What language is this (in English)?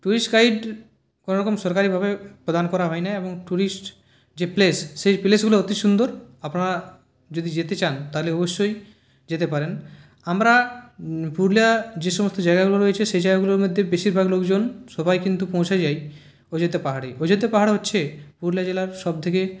Bangla